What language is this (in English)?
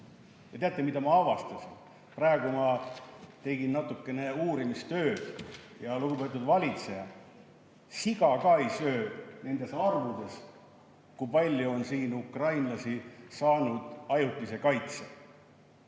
Estonian